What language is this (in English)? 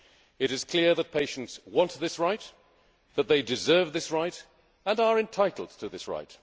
English